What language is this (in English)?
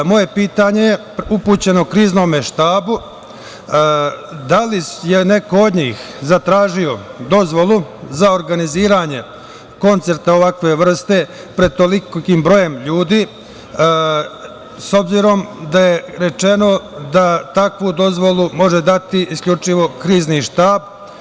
Serbian